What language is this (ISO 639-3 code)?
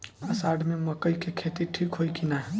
bho